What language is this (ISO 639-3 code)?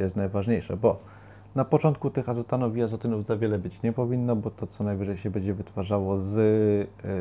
pol